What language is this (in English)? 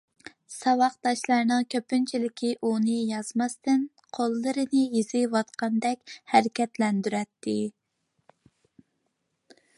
Uyghur